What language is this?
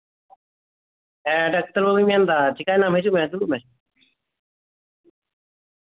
Santali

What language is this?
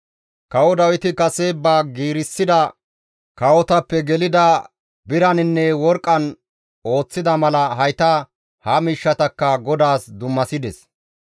Gamo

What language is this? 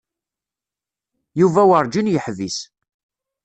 Kabyle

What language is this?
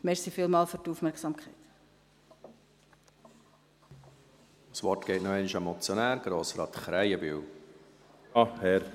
Swiss German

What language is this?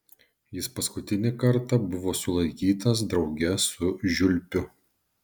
Lithuanian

